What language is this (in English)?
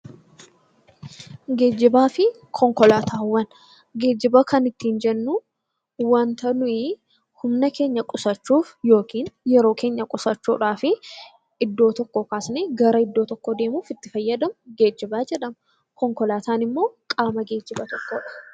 Oromo